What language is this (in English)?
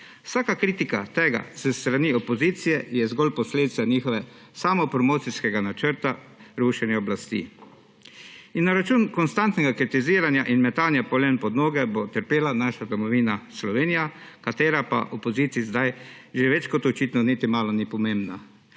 Slovenian